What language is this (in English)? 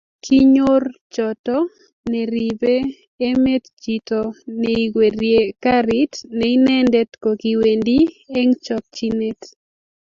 Kalenjin